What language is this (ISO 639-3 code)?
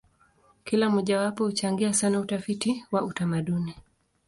swa